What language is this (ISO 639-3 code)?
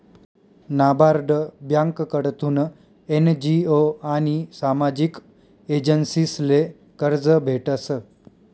mar